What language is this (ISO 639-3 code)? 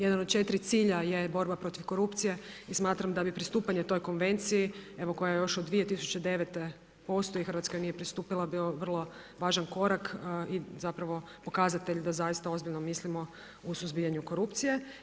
hrv